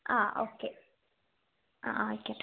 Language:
Malayalam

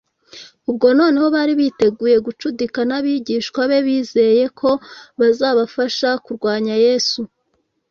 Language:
Kinyarwanda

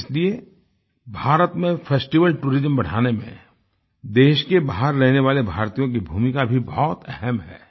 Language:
Hindi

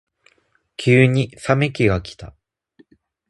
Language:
Japanese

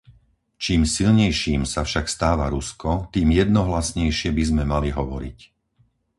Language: Slovak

